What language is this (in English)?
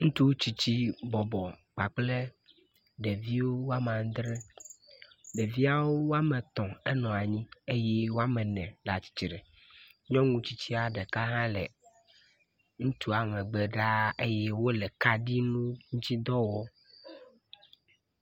Ewe